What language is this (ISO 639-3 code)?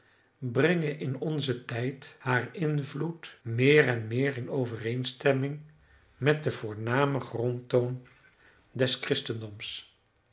nld